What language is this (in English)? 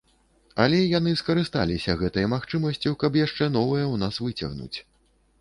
Belarusian